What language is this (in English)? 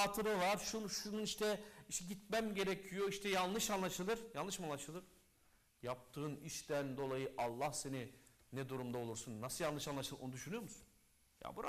Turkish